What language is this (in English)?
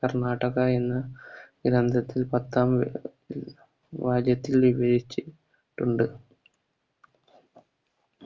Malayalam